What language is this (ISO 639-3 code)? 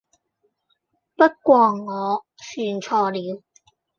yue